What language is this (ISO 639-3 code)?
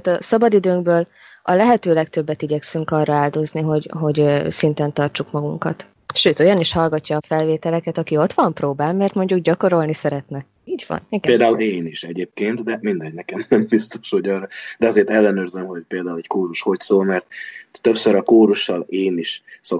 hun